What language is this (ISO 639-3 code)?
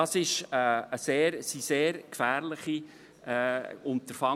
gsw